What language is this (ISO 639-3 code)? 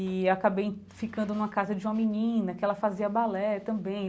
por